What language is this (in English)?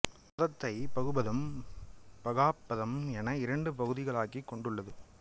Tamil